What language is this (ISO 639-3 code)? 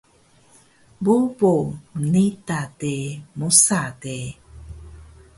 trv